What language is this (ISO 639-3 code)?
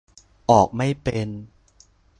tha